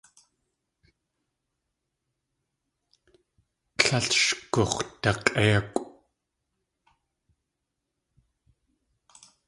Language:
Tlingit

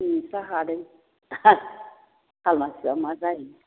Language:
Bodo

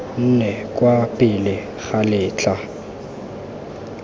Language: Tswana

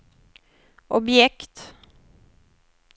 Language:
Swedish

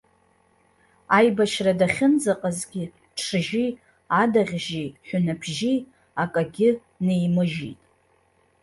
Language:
Abkhazian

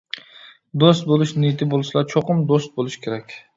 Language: Uyghur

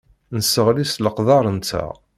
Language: Kabyle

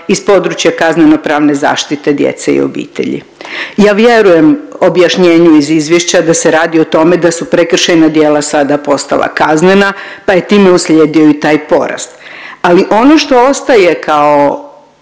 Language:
Croatian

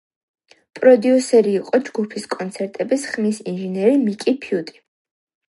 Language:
Georgian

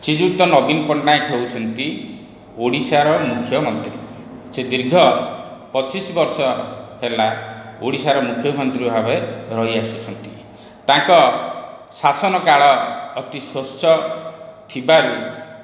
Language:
Odia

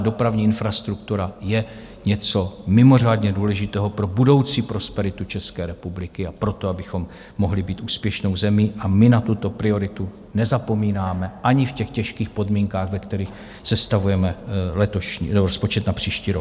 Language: Czech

